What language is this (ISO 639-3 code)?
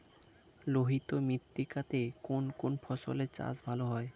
ben